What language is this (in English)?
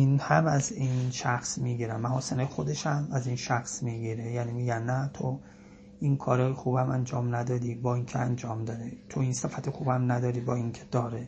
Persian